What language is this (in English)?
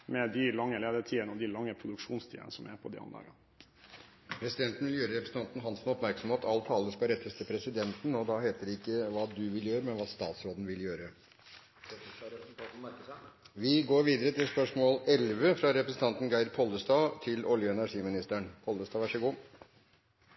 Norwegian